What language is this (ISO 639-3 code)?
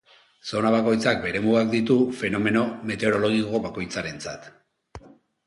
eus